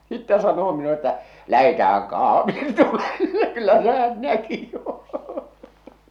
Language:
Finnish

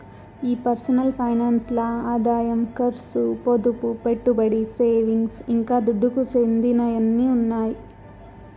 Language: Telugu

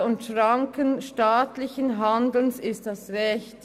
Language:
Swiss German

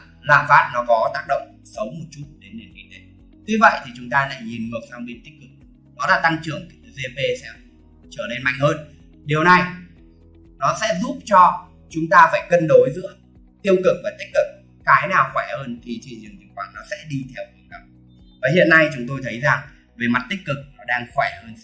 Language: Vietnamese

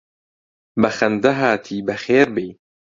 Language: Central Kurdish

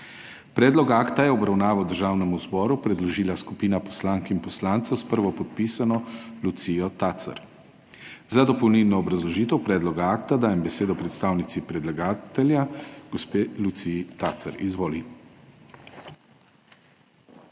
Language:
Slovenian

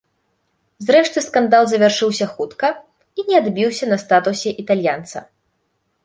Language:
Belarusian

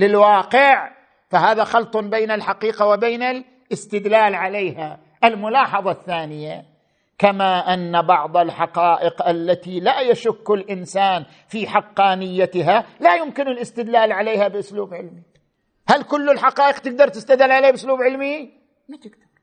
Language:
Arabic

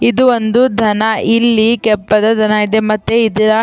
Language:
Kannada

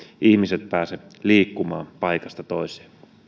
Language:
Finnish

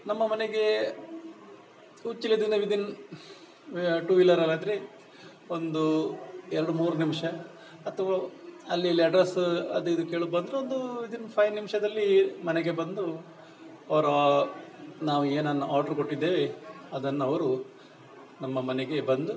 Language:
Kannada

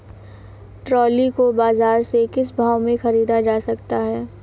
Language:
Hindi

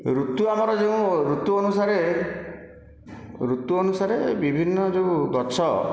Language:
Odia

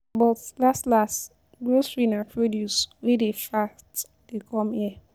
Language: Nigerian Pidgin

